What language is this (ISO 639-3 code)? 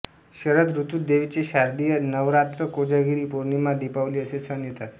mar